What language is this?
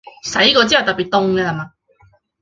Chinese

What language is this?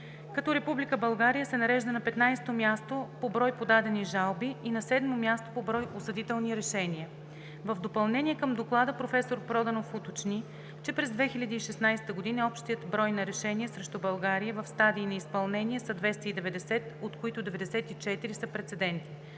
Bulgarian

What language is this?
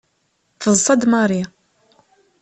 Kabyle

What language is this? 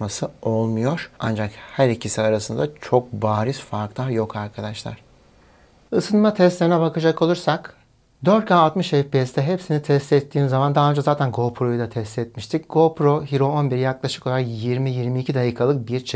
Turkish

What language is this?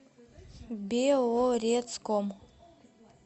Russian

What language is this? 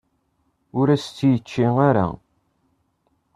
Kabyle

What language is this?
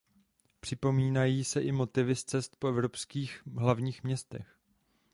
Czech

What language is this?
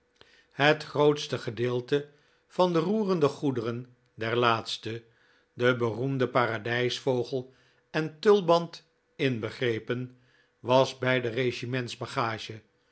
Dutch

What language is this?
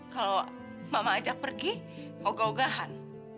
Indonesian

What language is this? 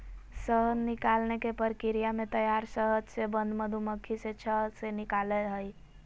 Magahi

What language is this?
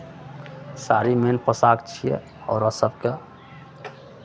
Maithili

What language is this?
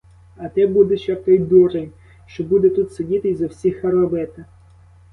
Ukrainian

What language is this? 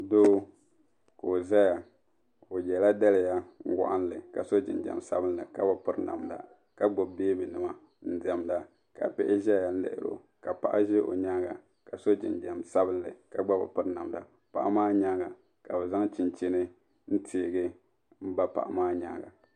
Dagbani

